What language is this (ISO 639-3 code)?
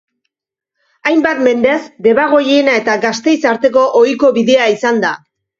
eus